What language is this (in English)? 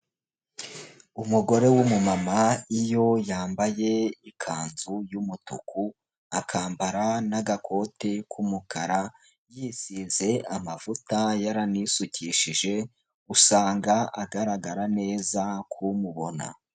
Kinyarwanda